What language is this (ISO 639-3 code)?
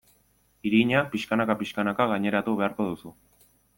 eus